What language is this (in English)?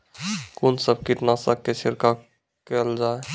Maithili